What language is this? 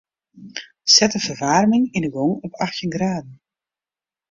Western Frisian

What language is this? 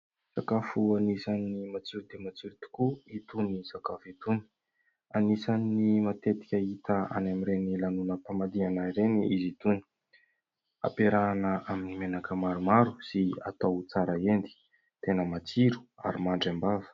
Malagasy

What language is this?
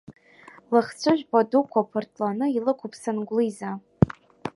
Abkhazian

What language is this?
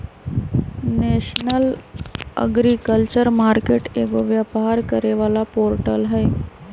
Magahi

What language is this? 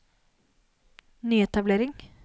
Norwegian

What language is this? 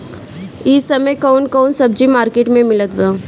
Bhojpuri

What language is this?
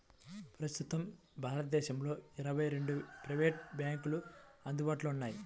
Telugu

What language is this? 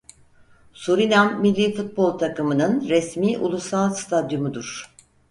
Turkish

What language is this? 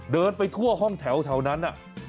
Thai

